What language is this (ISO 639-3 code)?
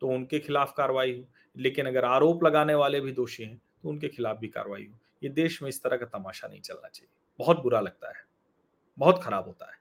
hin